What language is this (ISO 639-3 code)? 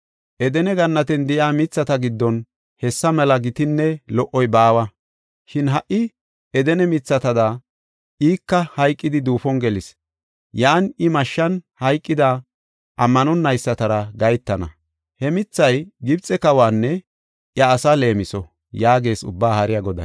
gof